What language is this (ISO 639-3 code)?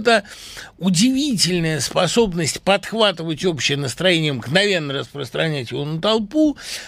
rus